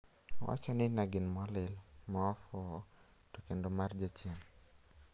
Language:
Luo (Kenya and Tanzania)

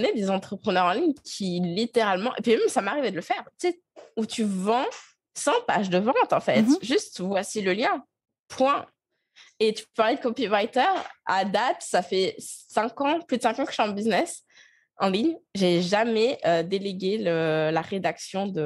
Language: French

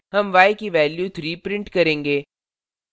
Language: Hindi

